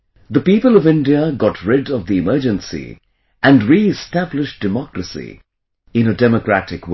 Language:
English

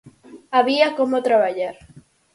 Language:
Galician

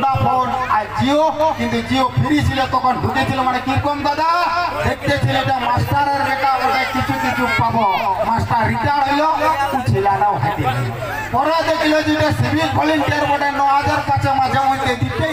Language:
Romanian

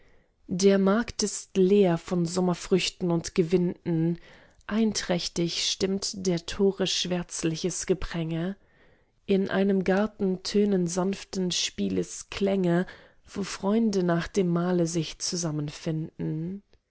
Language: German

